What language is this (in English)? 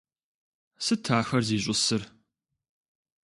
Kabardian